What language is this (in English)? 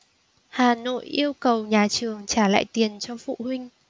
Vietnamese